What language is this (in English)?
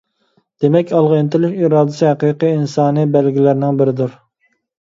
Uyghur